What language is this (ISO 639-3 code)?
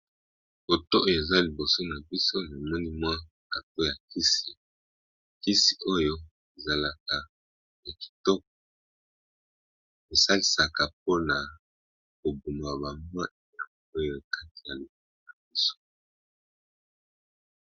lin